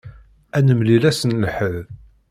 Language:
Kabyle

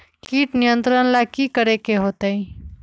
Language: Magahi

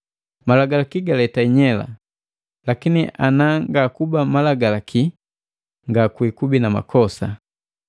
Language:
Matengo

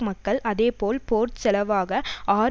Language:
Tamil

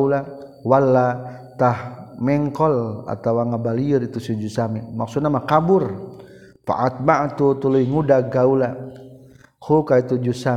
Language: Malay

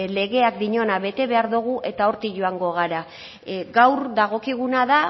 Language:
Basque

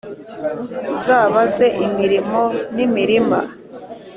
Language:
Kinyarwanda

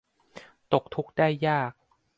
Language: Thai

